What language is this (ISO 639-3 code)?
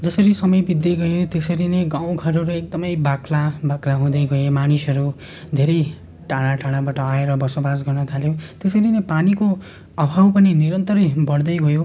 nep